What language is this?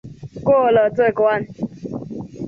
Chinese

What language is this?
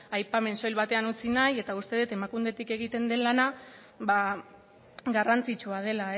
Basque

